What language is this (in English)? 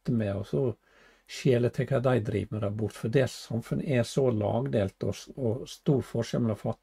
Norwegian